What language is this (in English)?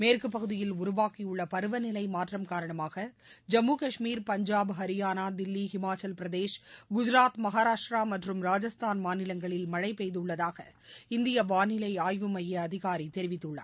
Tamil